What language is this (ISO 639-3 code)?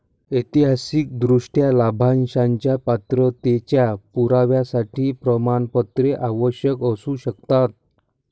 mar